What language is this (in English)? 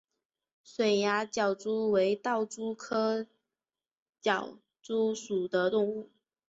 Chinese